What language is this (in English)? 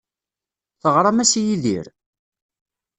Kabyle